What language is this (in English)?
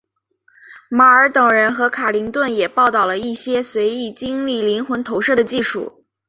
Chinese